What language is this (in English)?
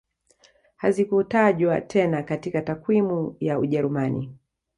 Swahili